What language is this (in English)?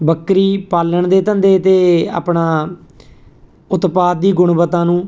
Punjabi